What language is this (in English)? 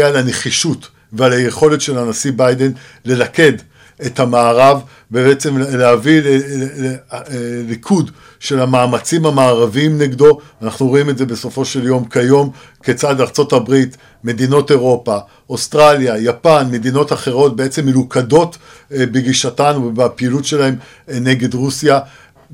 Hebrew